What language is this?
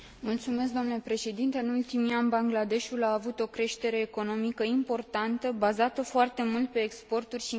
Romanian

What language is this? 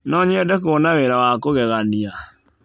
Kikuyu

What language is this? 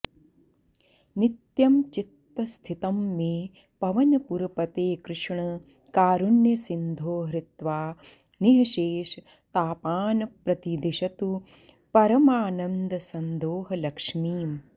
Sanskrit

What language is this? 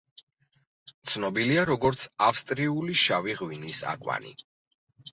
Georgian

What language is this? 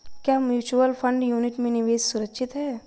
Hindi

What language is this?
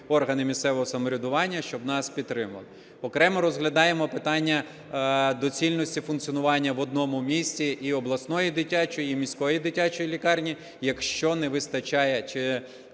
Ukrainian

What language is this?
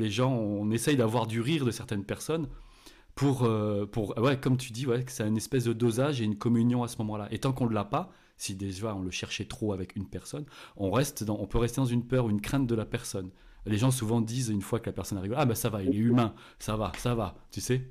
French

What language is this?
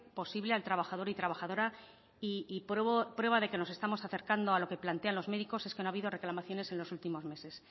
Spanish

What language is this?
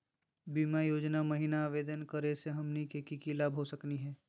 Magahi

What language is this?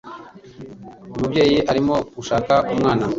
Kinyarwanda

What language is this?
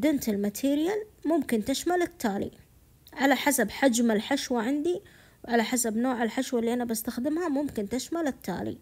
Arabic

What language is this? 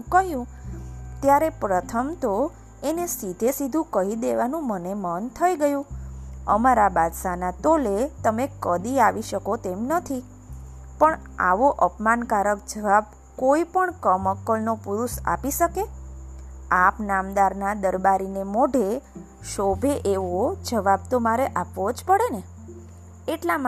Gujarati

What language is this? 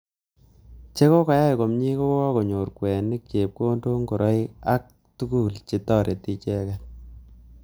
Kalenjin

